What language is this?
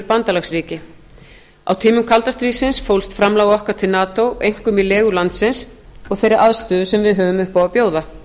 Icelandic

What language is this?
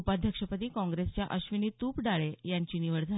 Marathi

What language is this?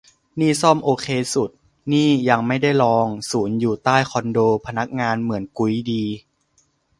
Thai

